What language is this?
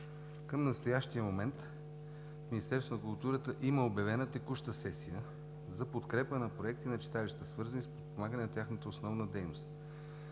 Bulgarian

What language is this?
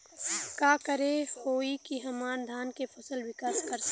Bhojpuri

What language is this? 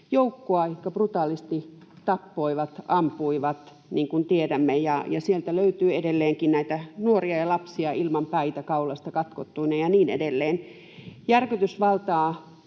Finnish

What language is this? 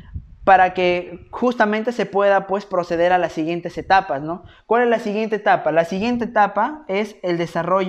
Spanish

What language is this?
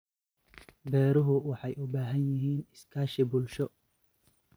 Somali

